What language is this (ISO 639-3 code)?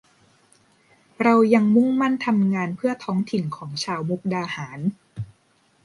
tha